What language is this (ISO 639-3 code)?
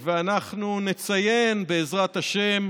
heb